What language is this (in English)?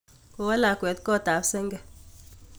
Kalenjin